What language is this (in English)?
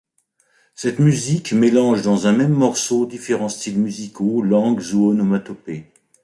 French